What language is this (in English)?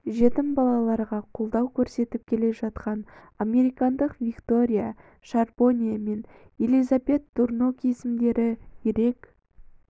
Kazakh